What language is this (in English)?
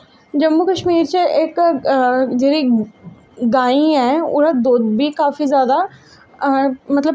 Dogri